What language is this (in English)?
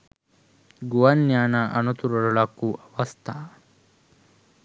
Sinhala